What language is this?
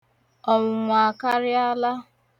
Igbo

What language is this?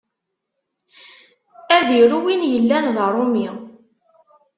Kabyle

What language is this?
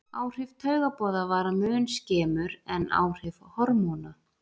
Icelandic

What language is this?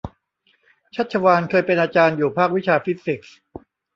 Thai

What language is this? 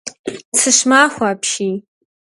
Kabardian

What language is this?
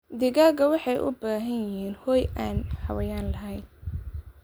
Somali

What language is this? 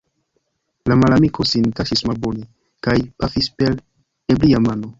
Esperanto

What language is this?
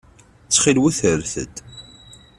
Kabyle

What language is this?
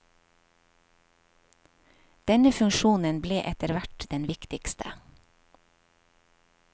Norwegian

